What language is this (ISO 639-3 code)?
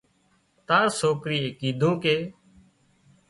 kxp